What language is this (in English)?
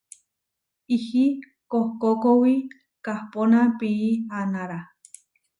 Huarijio